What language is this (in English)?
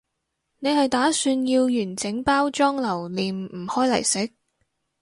Cantonese